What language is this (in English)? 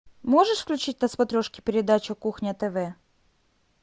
Russian